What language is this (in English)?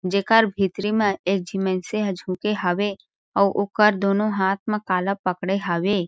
Chhattisgarhi